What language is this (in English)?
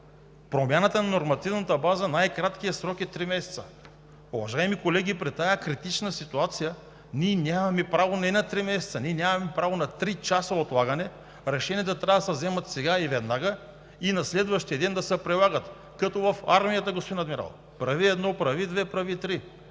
Bulgarian